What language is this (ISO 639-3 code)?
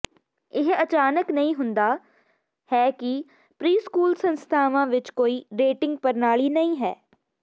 pan